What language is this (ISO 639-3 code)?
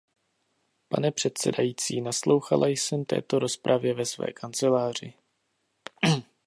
ces